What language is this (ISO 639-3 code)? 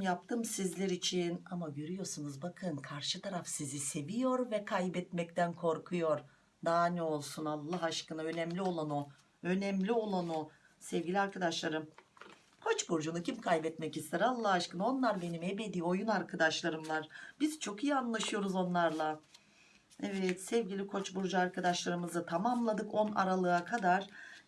tur